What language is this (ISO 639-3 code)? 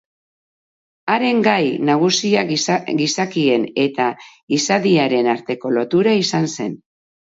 eus